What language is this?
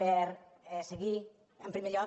Catalan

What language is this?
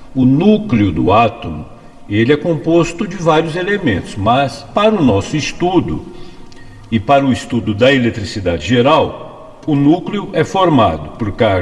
Portuguese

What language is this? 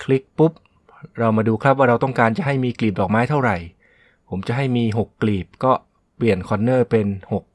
Thai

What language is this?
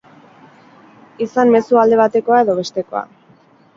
Basque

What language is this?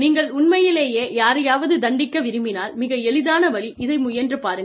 Tamil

